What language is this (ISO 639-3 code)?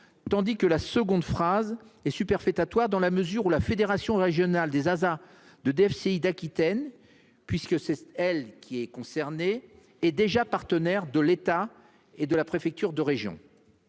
fra